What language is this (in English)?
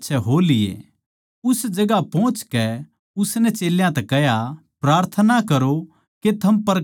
Haryanvi